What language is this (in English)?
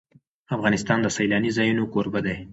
Pashto